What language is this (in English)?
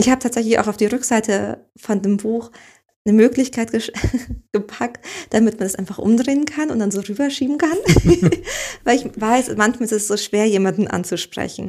German